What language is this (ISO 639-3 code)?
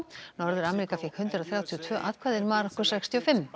isl